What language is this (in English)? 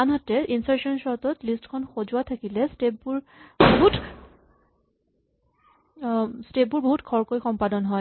Assamese